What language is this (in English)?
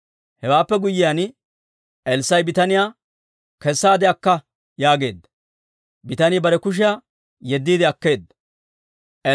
Dawro